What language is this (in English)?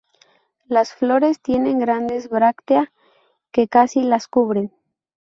Spanish